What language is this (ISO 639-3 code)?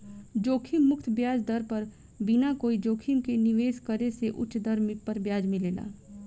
bho